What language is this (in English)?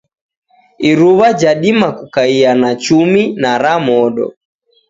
Taita